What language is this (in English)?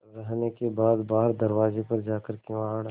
Hindi